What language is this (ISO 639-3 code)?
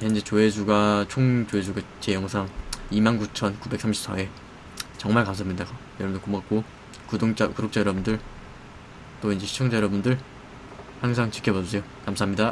kor